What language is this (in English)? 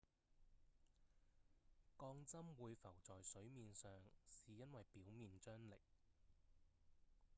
Cantonese